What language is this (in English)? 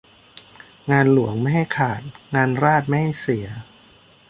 Thai